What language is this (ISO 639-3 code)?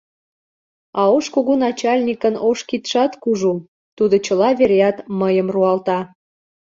chm